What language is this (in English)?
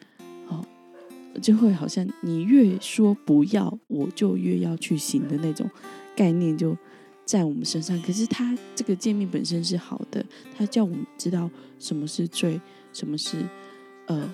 Chinese